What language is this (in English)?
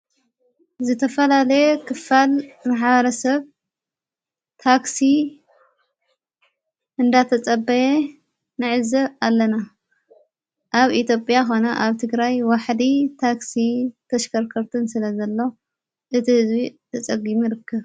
Tigrinya